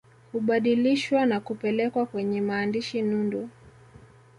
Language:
Swahili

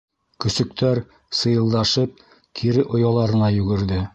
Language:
Bashkir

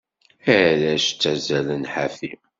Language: Kabyle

